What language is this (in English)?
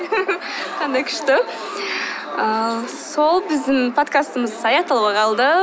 Kazakh